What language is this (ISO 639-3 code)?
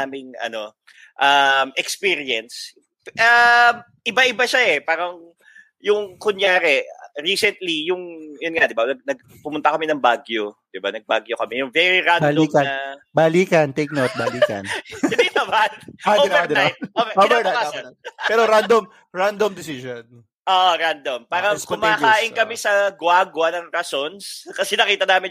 fil